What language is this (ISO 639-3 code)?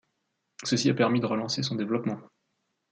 fra